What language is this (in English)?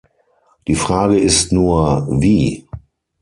German